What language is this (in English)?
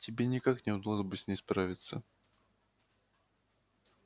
Russian